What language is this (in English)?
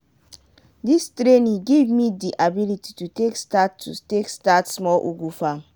Nigerian Pidgin